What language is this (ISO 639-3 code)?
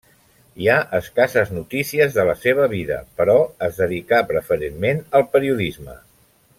cat